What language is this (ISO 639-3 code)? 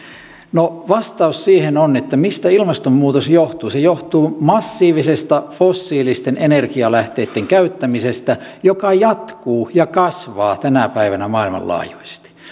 fin